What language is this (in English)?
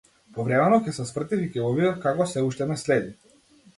Macedonian